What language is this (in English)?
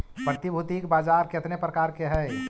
Magahi